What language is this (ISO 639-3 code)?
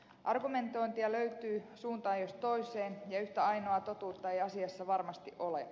fin